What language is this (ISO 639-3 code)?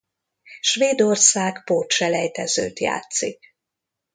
hun